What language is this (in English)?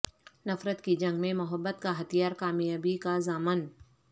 Urdu